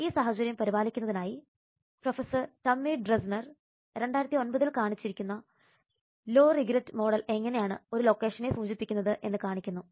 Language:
Malayalam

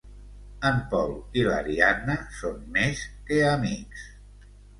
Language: Catalan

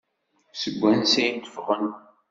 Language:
Kabyle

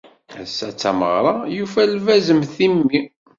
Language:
Kabyle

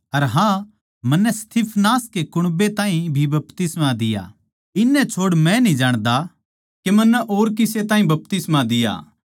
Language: Haryanvi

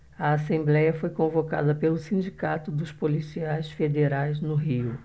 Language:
Portuguese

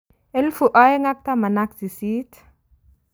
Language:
Kalenjin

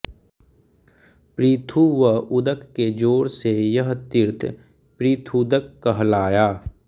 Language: Hindi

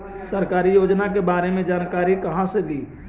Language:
Magahi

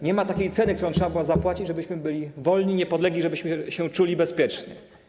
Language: Polish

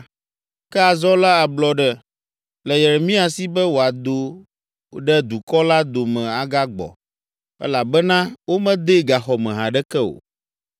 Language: Ewe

